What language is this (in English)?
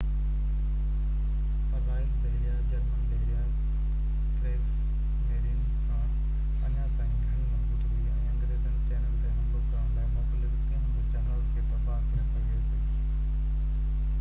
Sindhi